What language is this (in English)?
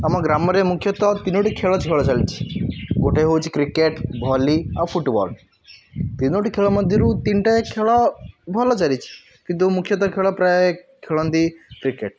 Odia